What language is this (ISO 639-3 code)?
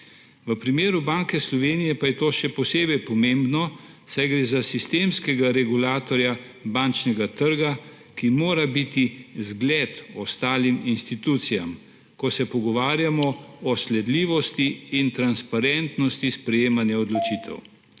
slv